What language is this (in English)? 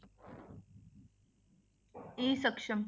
Punjabi